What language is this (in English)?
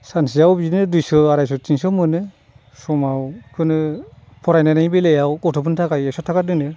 Bodo